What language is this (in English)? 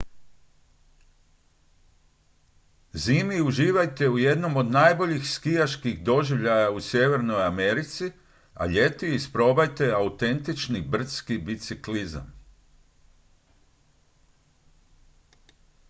Croatian